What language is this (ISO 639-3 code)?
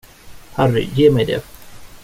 swe